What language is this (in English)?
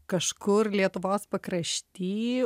Lithuanian